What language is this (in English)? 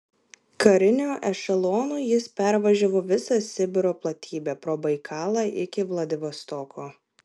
Lithuanian